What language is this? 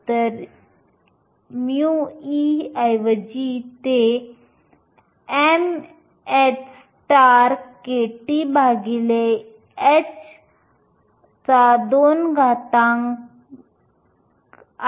Marathi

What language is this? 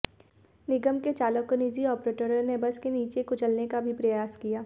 Hindi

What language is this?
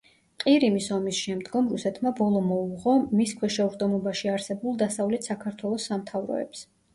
Georgian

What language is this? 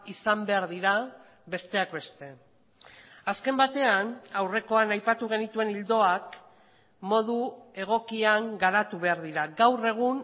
Basque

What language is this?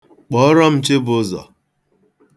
Igbo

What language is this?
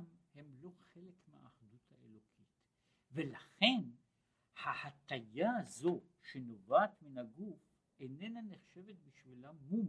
Hebrew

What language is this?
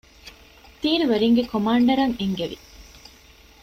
Divehi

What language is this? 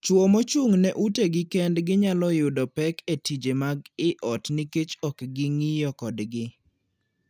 Luo (Kenya and Tanzania)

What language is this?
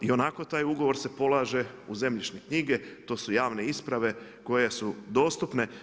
Croatian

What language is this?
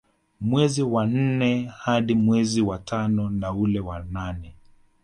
Swahili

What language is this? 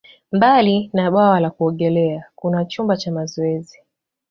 Swahili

